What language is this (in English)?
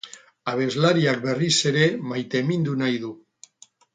Basque